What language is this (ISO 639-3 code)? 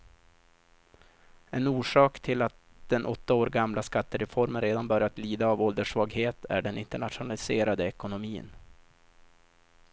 swe